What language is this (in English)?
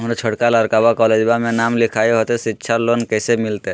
Magahi